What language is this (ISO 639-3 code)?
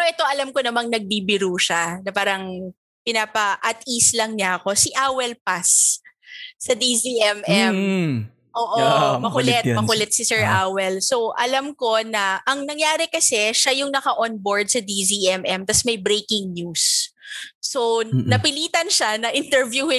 fil